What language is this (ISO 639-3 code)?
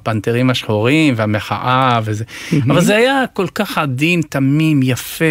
heb